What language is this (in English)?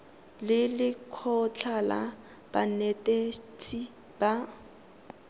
Tswana